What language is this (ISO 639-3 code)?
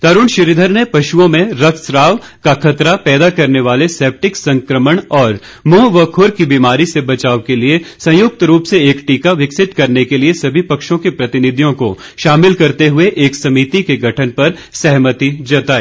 hin